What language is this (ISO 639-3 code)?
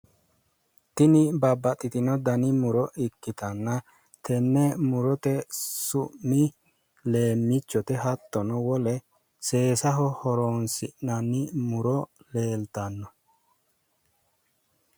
sid